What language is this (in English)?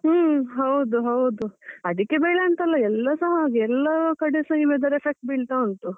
Kannada